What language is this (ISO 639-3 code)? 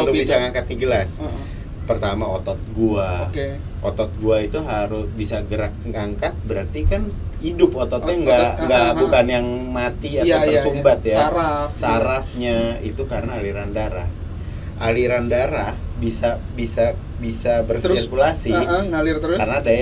ind